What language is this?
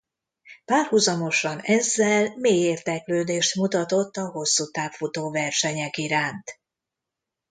Hungarian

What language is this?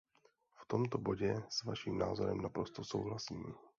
Czech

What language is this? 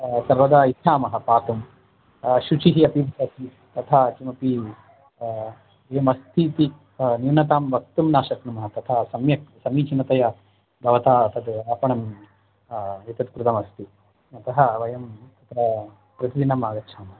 Sanskrit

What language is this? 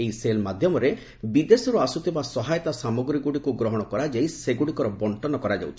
Odia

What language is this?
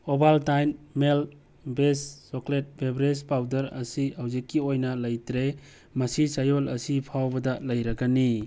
Manipuri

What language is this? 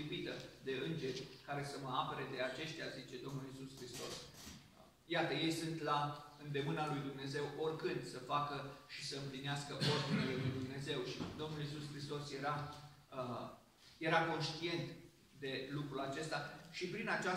Romanian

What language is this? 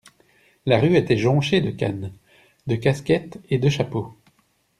French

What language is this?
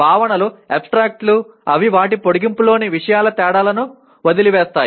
Telugu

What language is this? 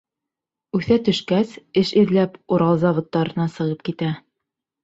Bashkir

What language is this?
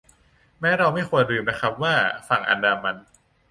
Thai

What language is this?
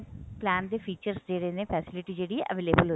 Punjabi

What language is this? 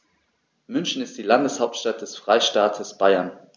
German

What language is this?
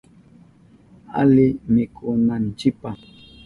Southern Pastaza Quechua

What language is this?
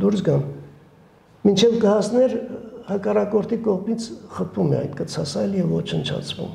Romanian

